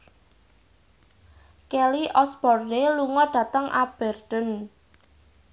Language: Javanese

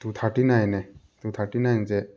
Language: Manipuri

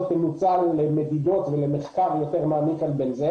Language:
Hebrew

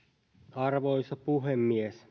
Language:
Finnish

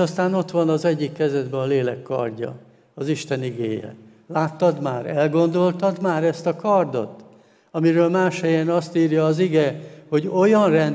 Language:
Hungarian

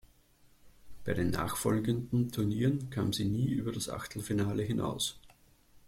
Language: German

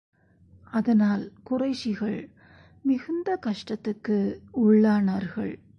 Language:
Tamil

